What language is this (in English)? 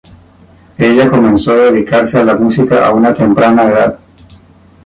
Spanish